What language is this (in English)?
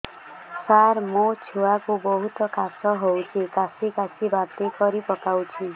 Odia